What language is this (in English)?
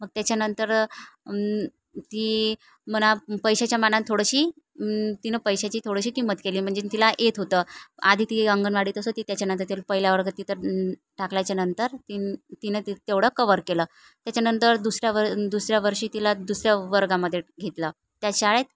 Marathi